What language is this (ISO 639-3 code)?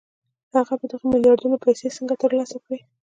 pus